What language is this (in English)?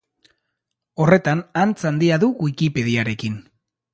Basque